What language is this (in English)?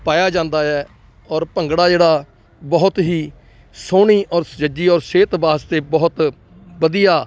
Punjabi